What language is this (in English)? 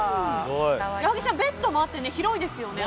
Japanese